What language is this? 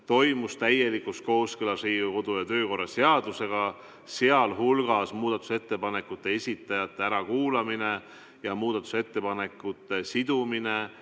Estonian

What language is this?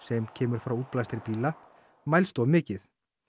Icelandic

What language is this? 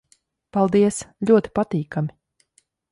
Latvian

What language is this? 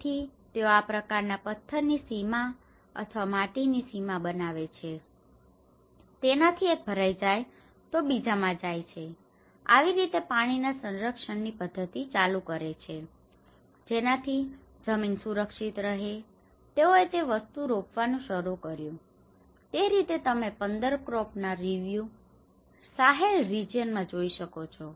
Gujarati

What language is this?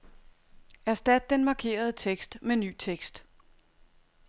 Danish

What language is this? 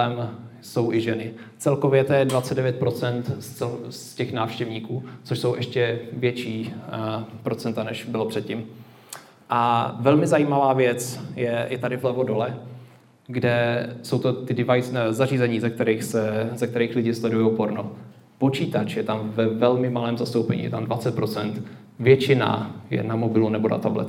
Czech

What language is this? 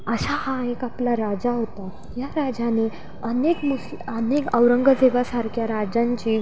Marathi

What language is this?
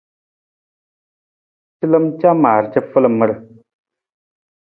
Nawdm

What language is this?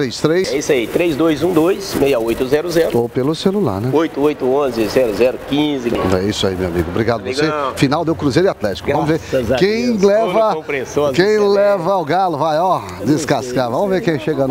Portuguese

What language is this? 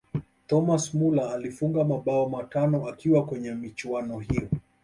Swahili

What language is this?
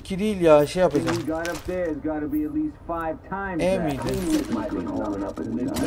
Turkish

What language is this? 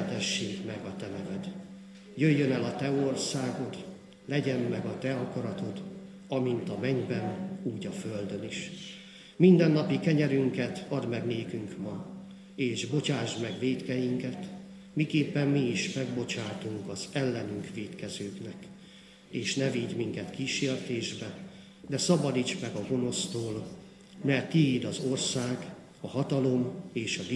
Hungarian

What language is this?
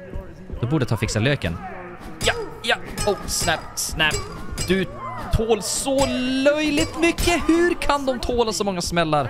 Swedish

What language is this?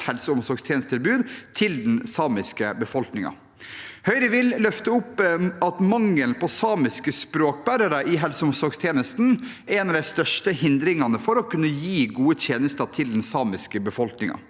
Norwegian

